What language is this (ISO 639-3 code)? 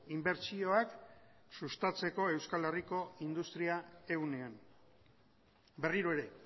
eus